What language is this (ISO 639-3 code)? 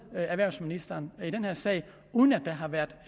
dan